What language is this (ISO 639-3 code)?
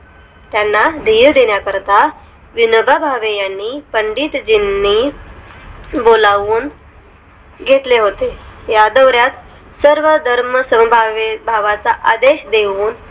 mar